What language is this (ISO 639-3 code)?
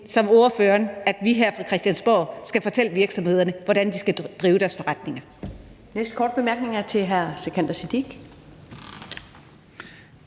dan